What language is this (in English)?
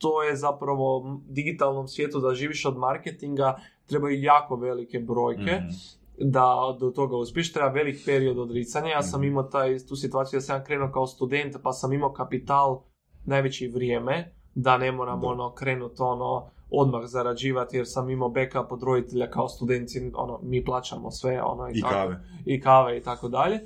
Croatian